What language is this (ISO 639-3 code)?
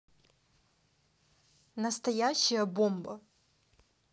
rus